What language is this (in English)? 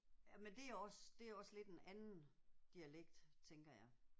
Danish